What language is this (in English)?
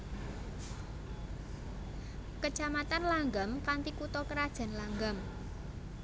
Javanese